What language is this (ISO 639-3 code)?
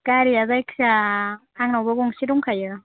brx